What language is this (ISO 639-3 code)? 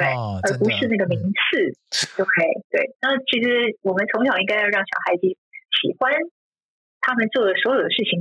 zho